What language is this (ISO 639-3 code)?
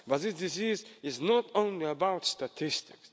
eng